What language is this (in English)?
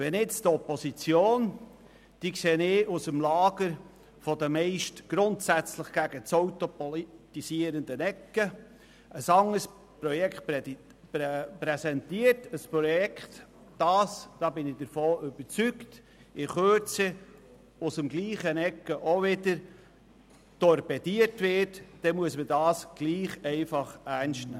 Swiss German